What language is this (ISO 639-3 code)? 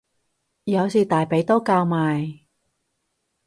yue